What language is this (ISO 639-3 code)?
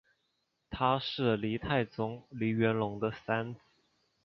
zho